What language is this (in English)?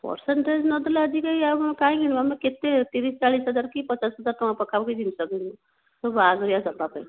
Odia